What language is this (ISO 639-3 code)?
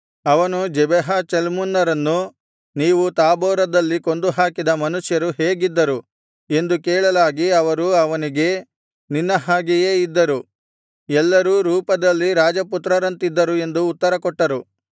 kan